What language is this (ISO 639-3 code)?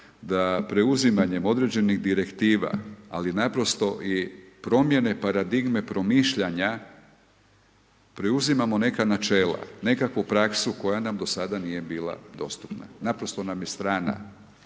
hrv